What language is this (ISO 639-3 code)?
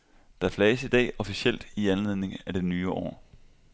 dan